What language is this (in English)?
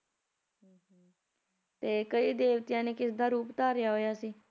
Punjabi